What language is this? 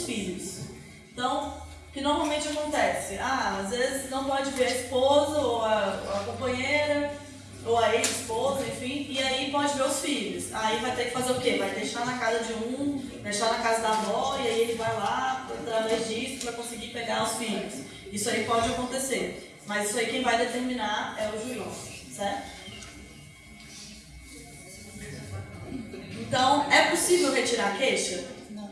Portuguese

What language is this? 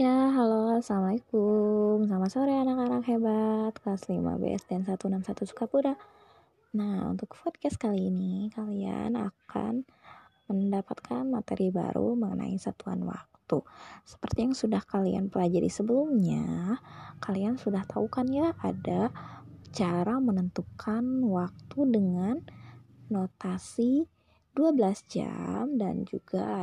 Indonesian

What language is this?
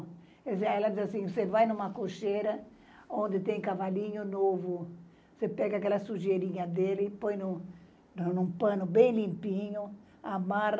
Portuguese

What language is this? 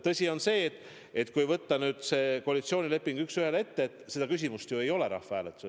Estonian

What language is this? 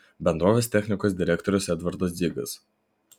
Lithuanian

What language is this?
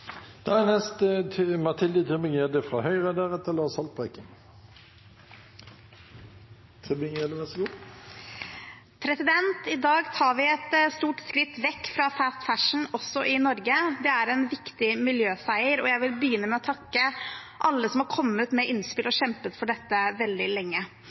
Norwegian Bokmål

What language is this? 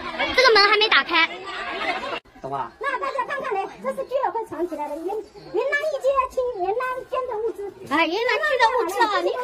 Chinese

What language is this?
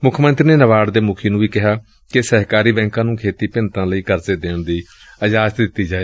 Punjabi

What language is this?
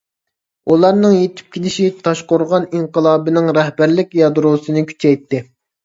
Uyghur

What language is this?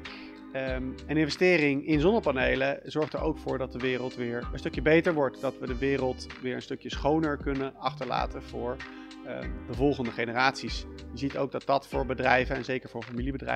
Dutch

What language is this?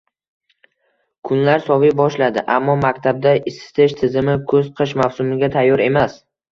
Uzbek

